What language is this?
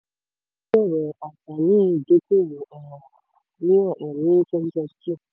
Yoruba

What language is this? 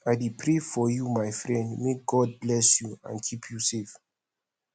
Nigerian Pidgin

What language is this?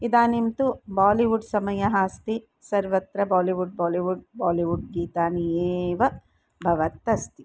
Sanskrit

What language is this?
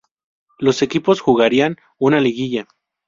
Spanish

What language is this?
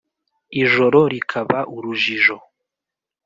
Kinyarwanda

